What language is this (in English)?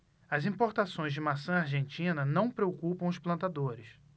Portuguese